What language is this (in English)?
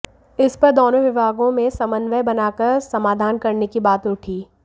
Hindi